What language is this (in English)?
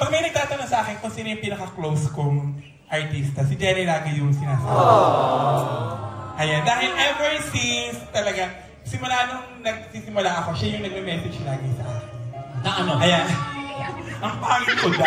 Filipino